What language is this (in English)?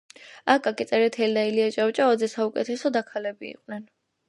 Georgian